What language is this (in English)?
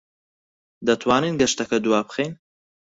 Central Kurdish